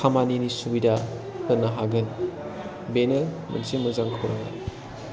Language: Bodo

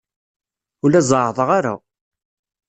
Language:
Kabyle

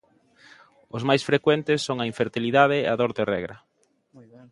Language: Galician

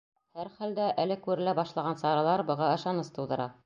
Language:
Bashkir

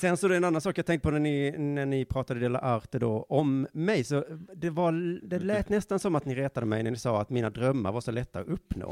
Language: Swedish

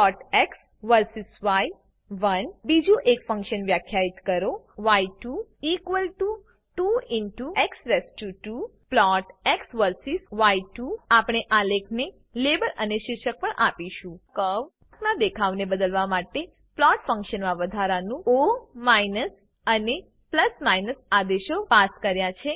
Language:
Gujarati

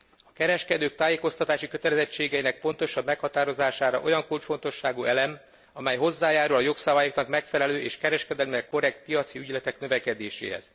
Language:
Hungarian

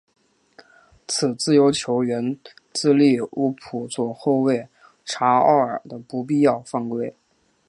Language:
Chinese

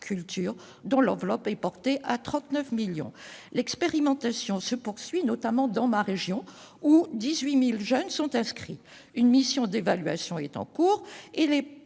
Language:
French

